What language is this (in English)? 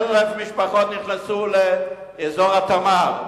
Hebrew